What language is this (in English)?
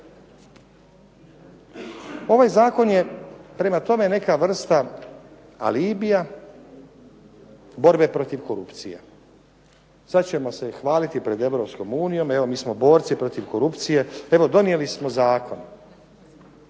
Croatian